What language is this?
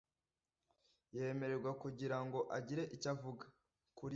Kinyarwanda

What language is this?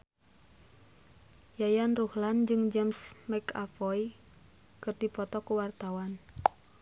Sundanese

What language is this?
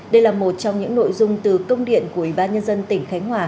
Vietnamese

